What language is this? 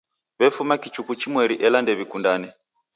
Taita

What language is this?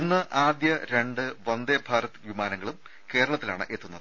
Malayalam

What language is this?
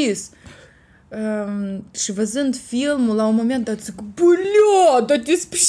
Romanian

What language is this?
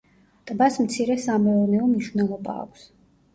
Georgian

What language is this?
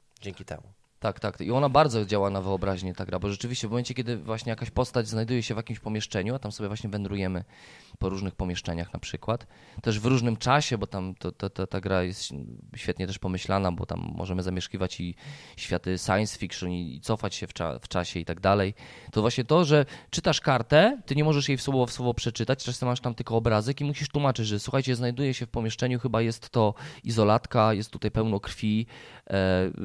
Polish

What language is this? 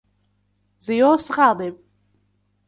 Arabic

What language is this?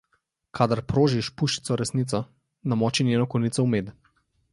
Slovenian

